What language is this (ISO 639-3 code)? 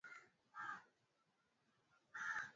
swa